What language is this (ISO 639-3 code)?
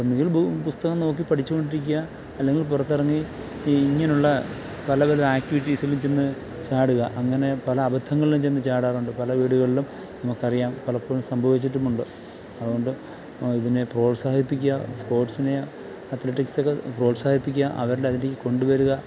mal